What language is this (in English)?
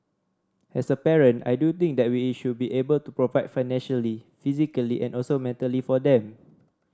English